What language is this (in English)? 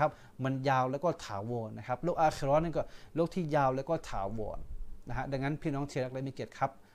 Thai